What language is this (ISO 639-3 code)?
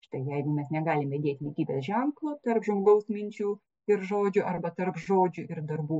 lit